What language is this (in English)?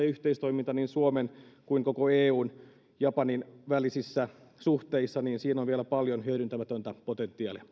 Finnish